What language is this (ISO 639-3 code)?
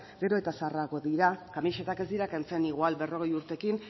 eus